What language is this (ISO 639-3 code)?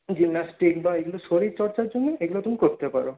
ben